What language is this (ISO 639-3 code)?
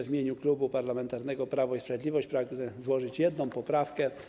pol